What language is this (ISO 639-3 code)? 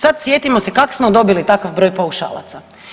hrv